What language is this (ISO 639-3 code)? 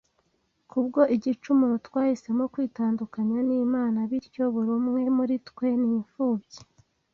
kin